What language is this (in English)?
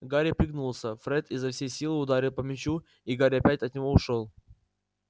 Russian